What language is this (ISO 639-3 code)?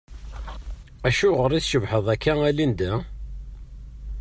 kab